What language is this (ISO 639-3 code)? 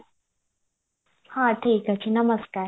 ori